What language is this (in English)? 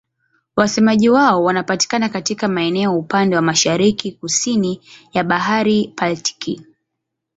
Swahili